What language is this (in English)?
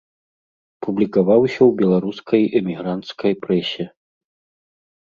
Belarusian